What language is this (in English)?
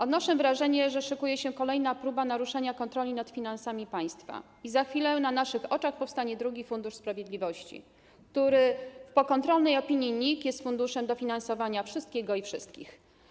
Polish